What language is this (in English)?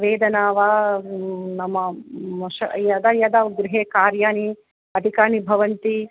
Sanskrit